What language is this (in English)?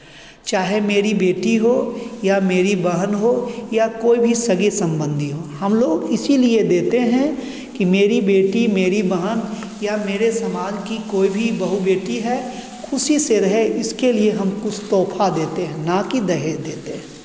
Hindi